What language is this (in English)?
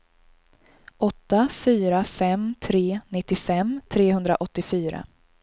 Swedish